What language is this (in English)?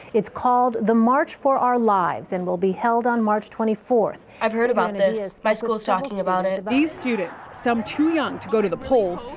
English